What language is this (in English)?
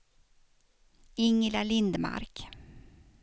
Swedish